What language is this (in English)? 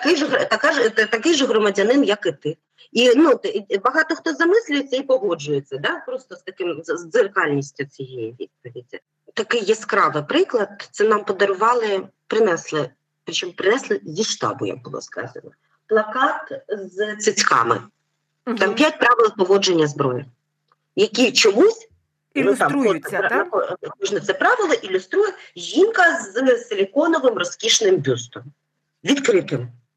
Ukrainian